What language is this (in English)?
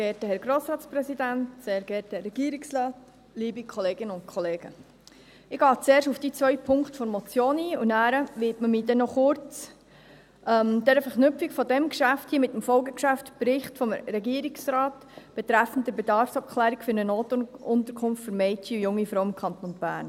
Swiss German